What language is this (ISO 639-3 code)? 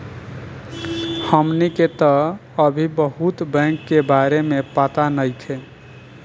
bho